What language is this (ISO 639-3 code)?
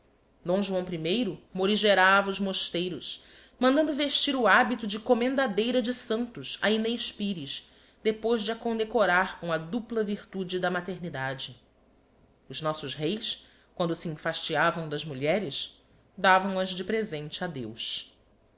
por